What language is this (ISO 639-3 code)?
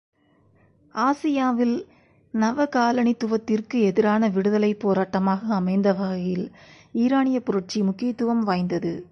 tam